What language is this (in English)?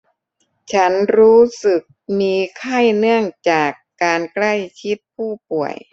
Thai